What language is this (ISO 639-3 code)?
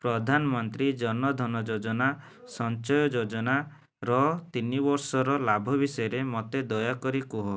ori